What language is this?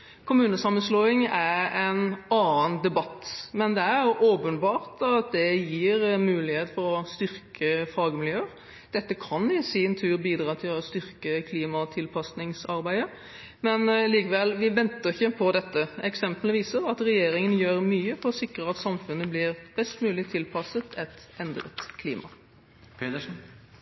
Norwegian Bokmål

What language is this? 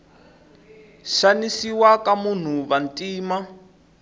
Tsonga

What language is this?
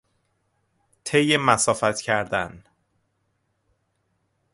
Persian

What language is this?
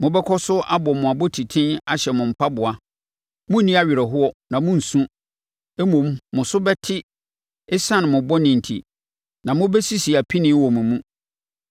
Akan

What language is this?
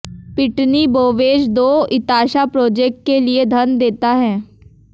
Hindi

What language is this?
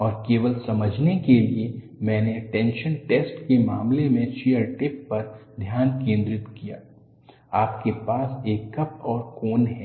Hindi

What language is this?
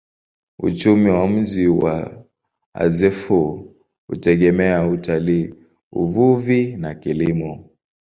Swahili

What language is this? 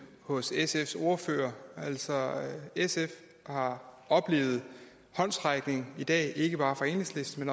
Danish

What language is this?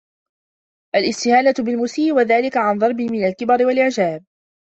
Arabic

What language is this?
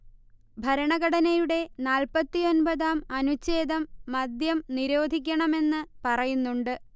Malayalam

